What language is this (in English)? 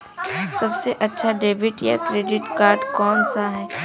Hindi